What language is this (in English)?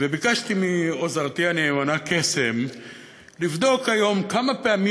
Hebrew